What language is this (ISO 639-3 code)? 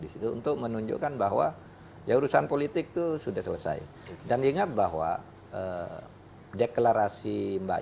ind